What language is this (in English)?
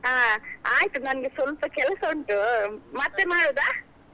Kannada